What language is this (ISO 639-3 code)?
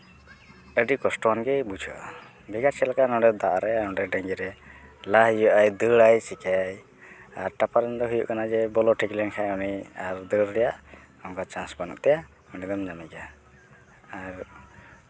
sat